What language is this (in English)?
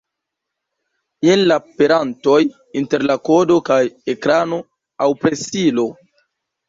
Esperanto